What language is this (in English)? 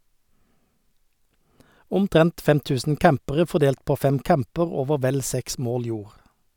Norwegian